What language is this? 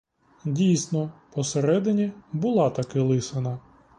Ukrainian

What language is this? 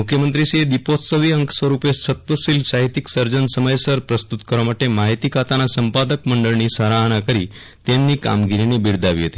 Gujarati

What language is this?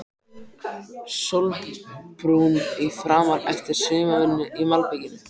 Icelandic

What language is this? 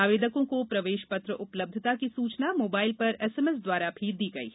Hindi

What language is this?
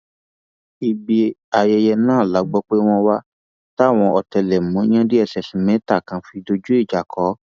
Yoruba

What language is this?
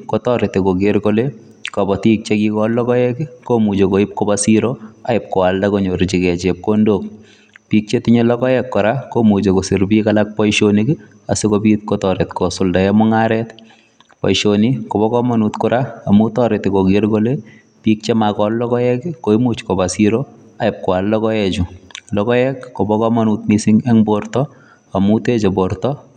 Kalenjin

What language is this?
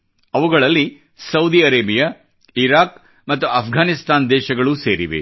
Kannada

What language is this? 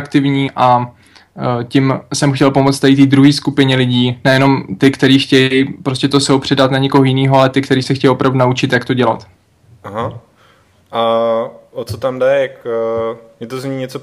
Czech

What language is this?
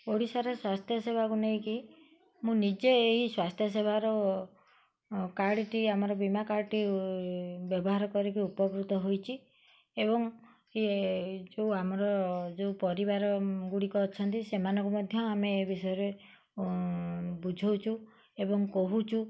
Odia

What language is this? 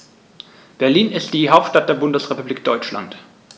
German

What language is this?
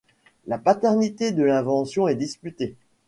French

